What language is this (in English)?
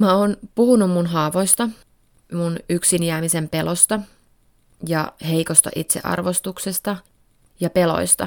Finnish